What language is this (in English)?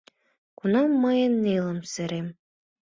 Mari